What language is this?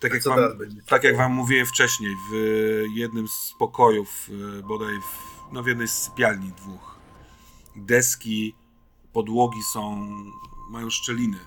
Polish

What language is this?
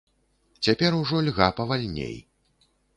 Belarusian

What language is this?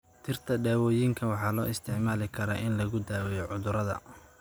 Somali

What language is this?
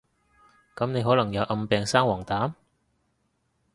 Cantonese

